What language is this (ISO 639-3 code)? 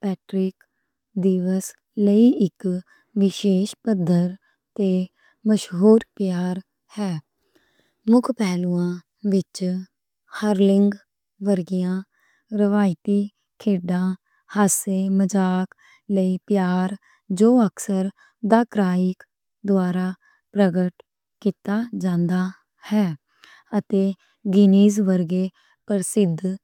lah